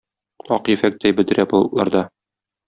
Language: Tatar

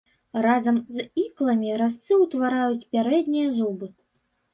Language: Belarusian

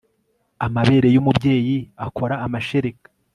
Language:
Kinyarwanda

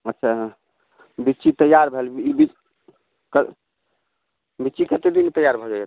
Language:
Maithili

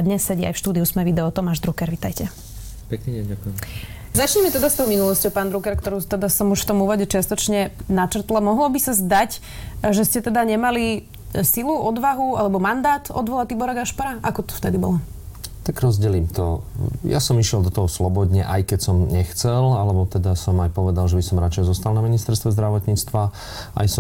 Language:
Slovak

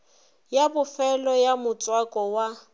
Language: Northern Sotho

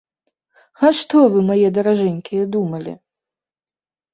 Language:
Belarusian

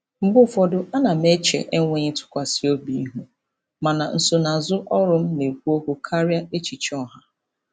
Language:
Igbo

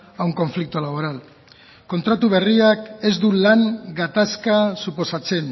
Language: Basque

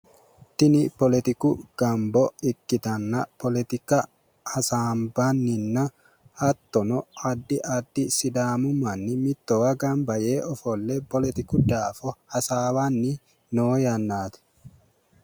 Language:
Sidamo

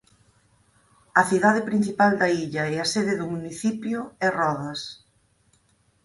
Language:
Galician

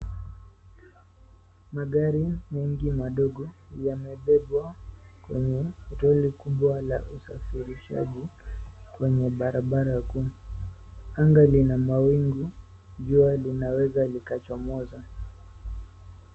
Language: Swahili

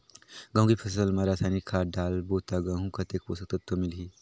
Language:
Chhattisgarhi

